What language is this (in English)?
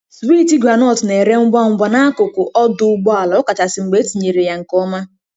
Igbo